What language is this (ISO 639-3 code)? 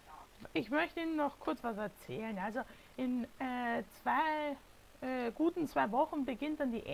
deu